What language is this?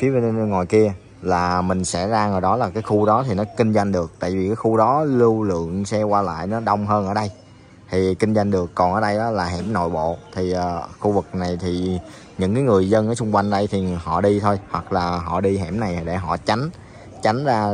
Vietnamese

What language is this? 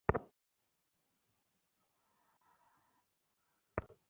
Bangla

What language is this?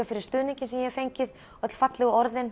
Icelandic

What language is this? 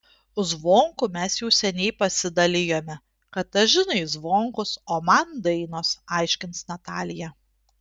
Lithuanian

